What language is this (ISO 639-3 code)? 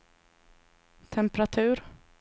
swe